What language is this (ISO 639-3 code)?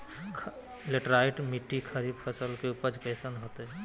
mag